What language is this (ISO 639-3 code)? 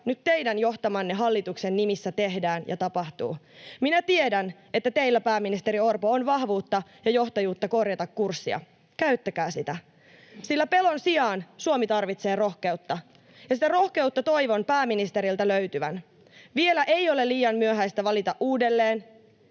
fin